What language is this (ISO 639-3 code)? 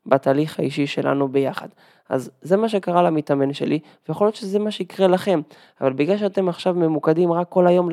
heb